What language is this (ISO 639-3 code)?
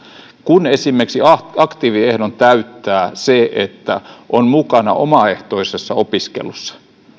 fin